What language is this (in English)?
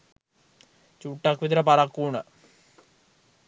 Sinhala